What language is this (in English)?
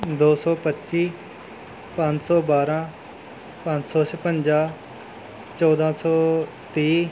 Punjabi